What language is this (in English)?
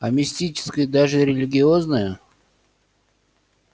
Russian